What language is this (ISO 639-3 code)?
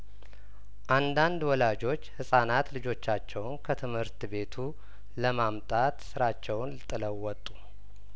amh